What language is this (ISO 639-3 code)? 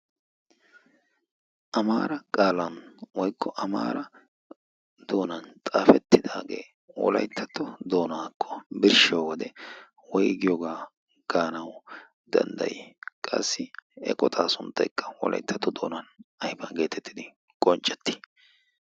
wal